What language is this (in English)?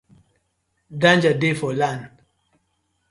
Nigerian Pidgin